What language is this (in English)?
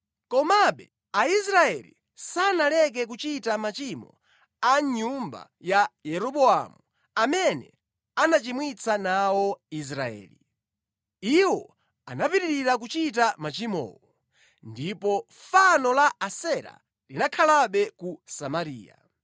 Nyanja